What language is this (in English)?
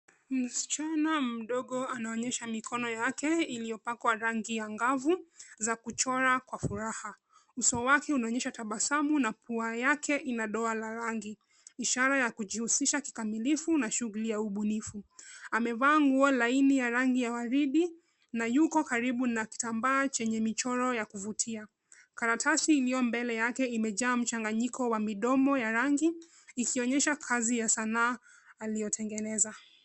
Swahili